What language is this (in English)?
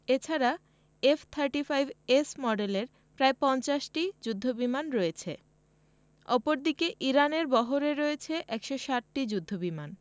Bangla